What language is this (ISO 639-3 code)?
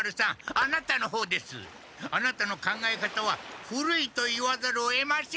jpn